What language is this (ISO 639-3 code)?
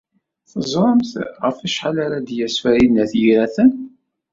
kab